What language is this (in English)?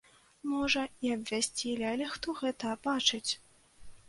Belarusian